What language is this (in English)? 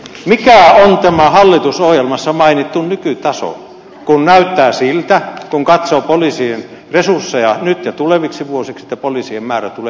Finnish